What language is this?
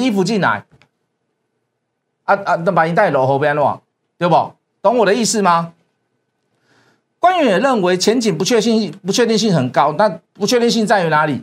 Chinese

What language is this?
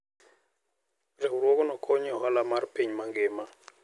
Luo (Kenya and Tanzania)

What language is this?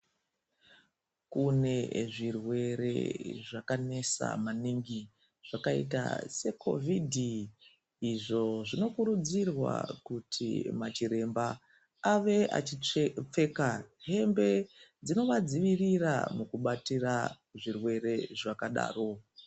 Ndau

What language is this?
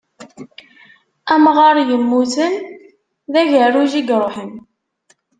Kabyle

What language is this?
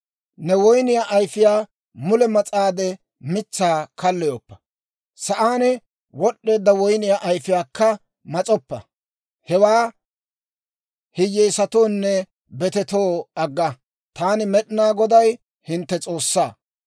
Dawro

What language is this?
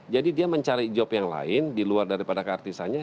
Indonesian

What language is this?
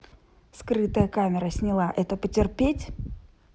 Russian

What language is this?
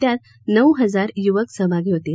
Marathi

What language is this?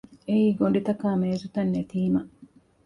Divehi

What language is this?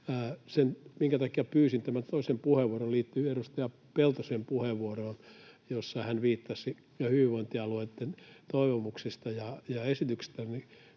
Finnish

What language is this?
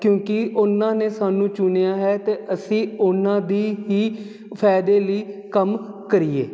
Punjabi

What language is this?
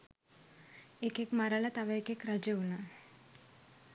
Sinhala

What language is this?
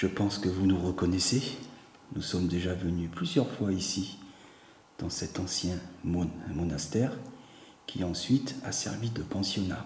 French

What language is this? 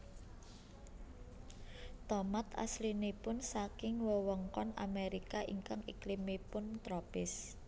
Javanese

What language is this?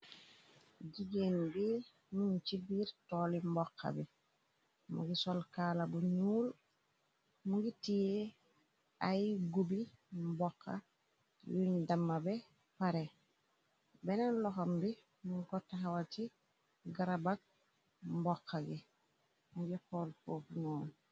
Wolof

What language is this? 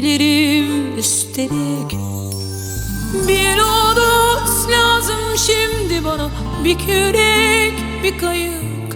Turkish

